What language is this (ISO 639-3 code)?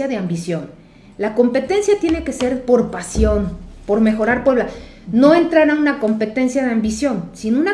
spa